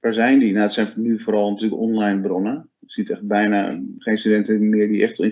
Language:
Dutch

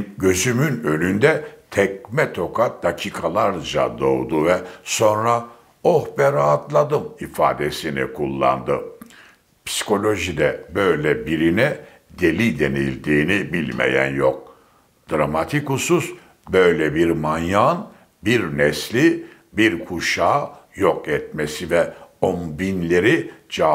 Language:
Turkish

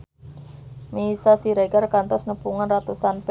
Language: Sundanese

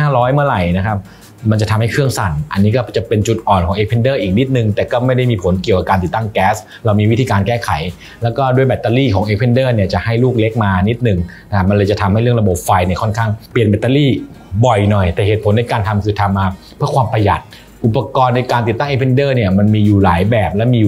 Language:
Thai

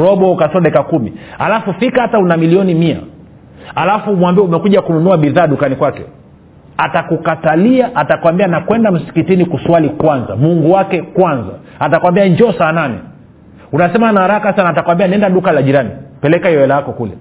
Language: Swahili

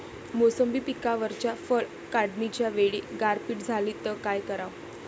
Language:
Marathi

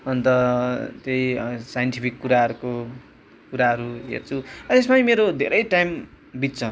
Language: Nepali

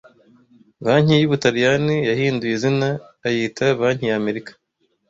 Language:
Kinyarwanda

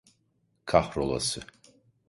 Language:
Turkish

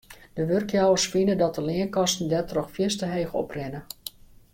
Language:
Western Frisian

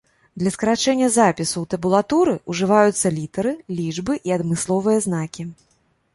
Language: Belarusian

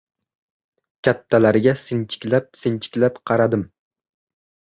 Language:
Uzbek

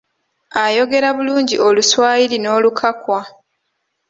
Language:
Ganda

